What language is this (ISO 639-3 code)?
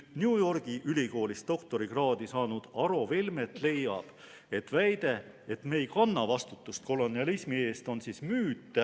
est